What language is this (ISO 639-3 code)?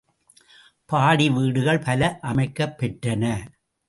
tam